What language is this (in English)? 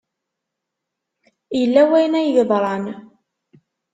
Kabyle